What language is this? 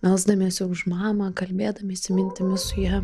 Lithuanian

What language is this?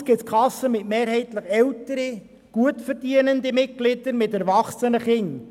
Swiss German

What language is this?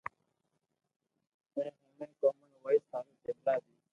Loarki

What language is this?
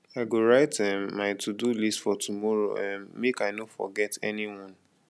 Nigerian Pidgin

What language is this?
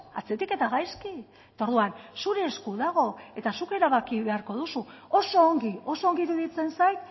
Basque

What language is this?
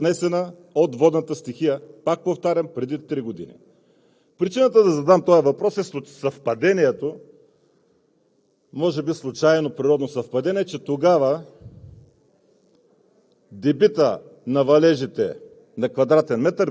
Bulgarian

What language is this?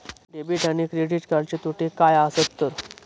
Marathi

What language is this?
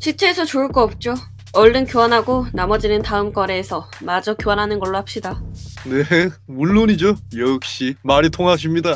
Korean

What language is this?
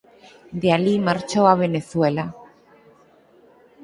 Galician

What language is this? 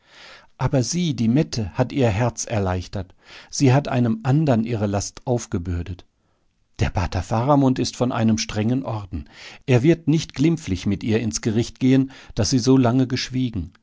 German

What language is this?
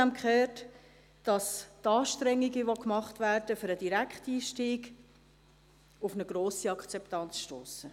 Swiss German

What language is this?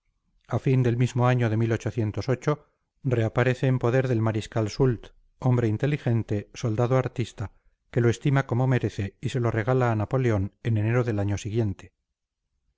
Spanish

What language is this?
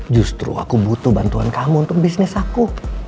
Indonesian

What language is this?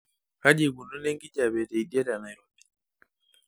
Masai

